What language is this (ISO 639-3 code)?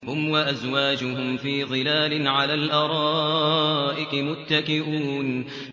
ara